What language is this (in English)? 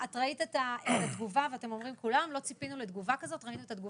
Hebrew